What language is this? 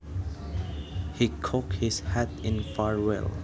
Javanese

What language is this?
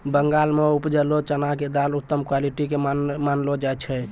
Maithili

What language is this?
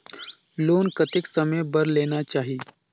Chhattisgarhi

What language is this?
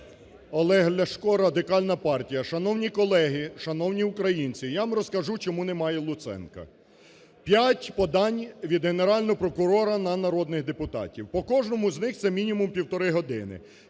Ukrainian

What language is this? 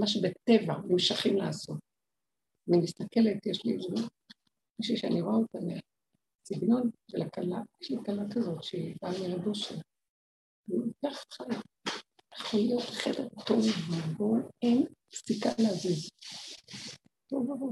Hebrew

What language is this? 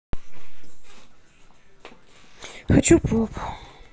Russian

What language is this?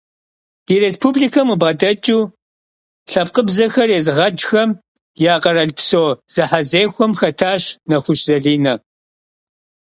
Kabardian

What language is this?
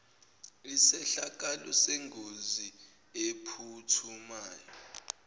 Zulu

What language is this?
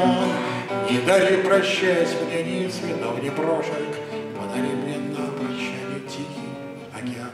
Russian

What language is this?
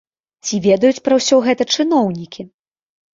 Belarusian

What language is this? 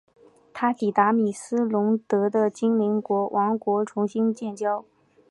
Chinese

